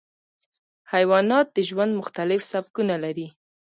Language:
Pashto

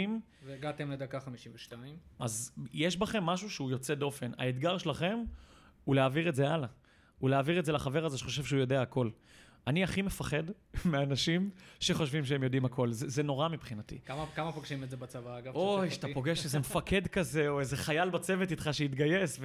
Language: Hebrew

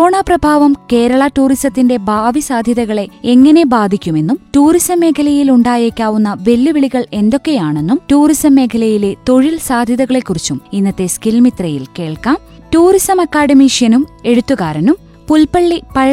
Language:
Malayalam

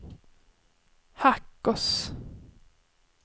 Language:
Swedish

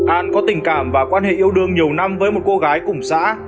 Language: Vietnamese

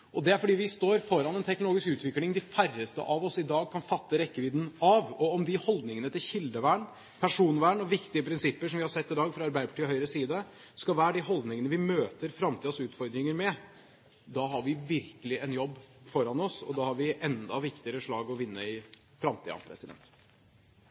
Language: Norwegian Bokmål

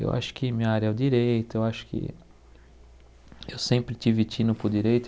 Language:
Portuguese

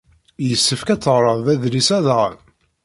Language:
Kabyle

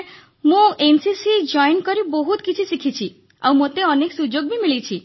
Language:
Odia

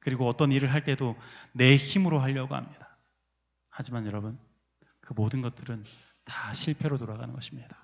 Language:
Korean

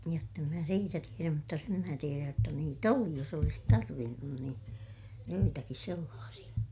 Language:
Finnish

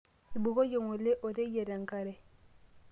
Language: Masai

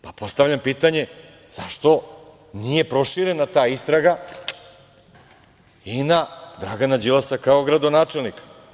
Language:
Serbian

